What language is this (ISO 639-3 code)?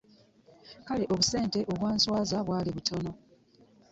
lug